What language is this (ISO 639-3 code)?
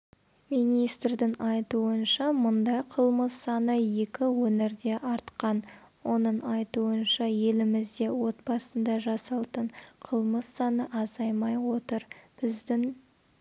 kaz